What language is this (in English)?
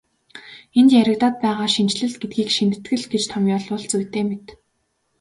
Mongolian